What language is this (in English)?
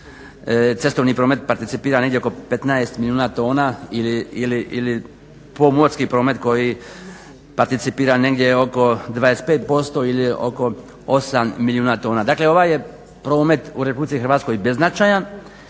Croatian